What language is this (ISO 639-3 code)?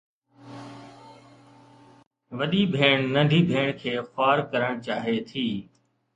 snd